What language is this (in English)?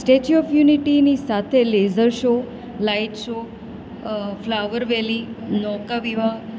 Gujarati